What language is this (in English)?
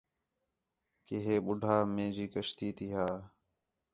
Khetrani